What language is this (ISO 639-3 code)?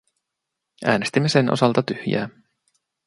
fin